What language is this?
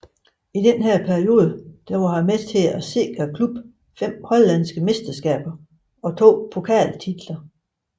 Danish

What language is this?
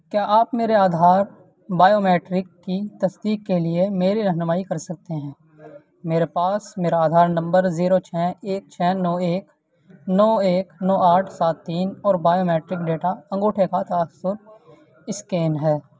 Urdu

